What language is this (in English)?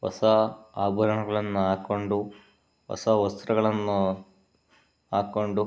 Kannada